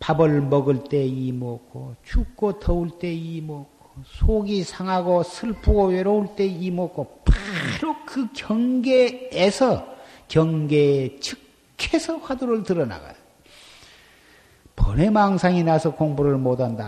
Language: Korean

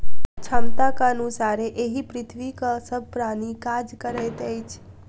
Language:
Maithili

